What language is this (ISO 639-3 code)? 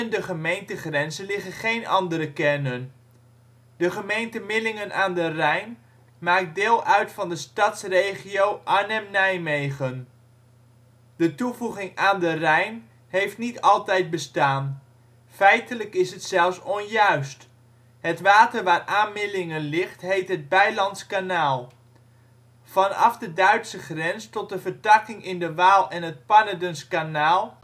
nld